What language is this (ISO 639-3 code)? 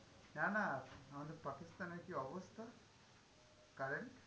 ben